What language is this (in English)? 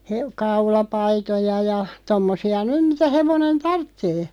Finnish